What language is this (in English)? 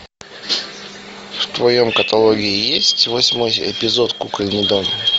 Russian